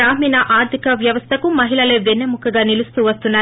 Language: Telugu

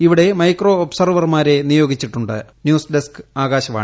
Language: Malayalam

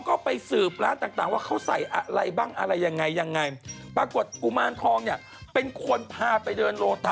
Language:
Thai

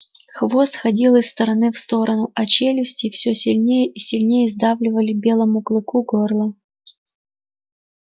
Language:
Russian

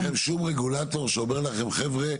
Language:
Hebrew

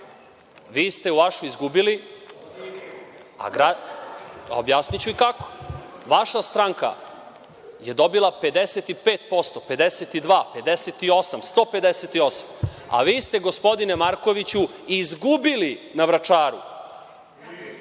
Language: Serbian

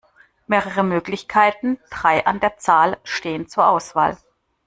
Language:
German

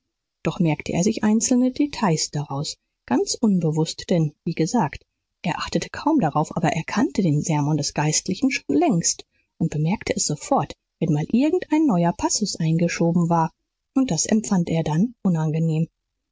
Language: German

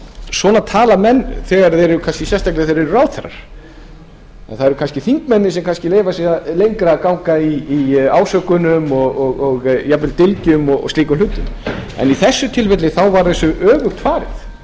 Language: Icelandic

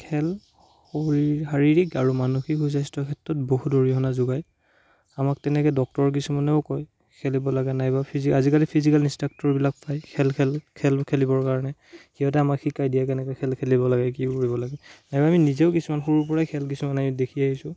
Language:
Assamese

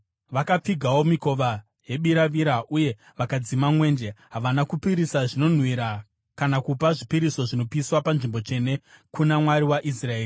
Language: Shona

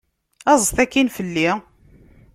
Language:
Kabyle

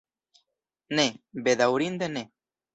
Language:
Esperanto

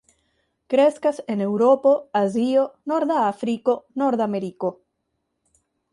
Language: Esperanto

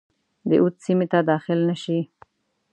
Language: Pashto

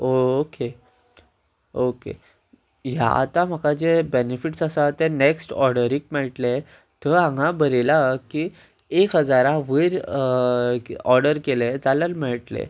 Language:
Konkani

